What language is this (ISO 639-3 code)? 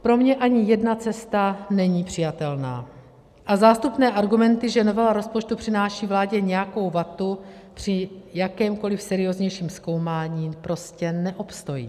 ces